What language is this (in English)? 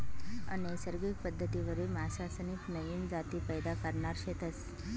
Marathi